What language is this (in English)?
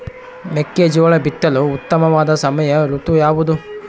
Kannada